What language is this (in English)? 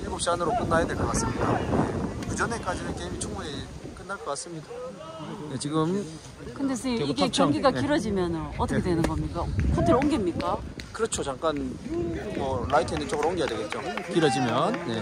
Korean